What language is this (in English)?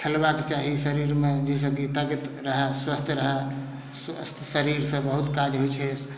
Maithili